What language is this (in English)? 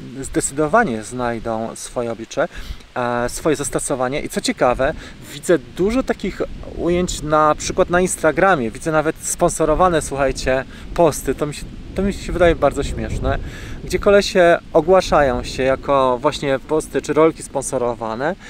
Polish